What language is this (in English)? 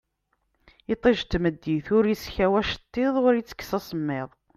Kabyle